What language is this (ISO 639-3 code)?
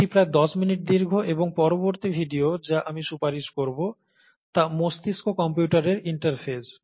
ben